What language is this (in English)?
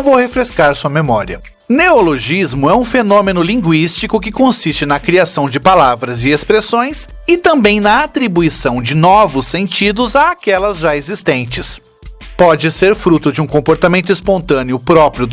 Portuguese